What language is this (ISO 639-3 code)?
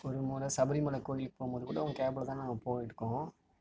tam